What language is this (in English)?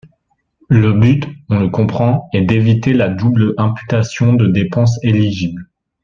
French